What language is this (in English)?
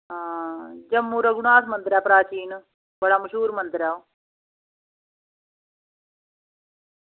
Dogri